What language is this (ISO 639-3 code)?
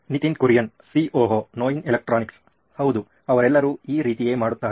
kan